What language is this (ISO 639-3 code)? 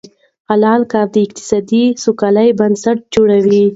pus